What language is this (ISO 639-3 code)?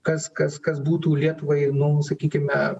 lit